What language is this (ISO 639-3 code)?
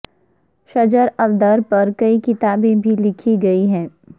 urd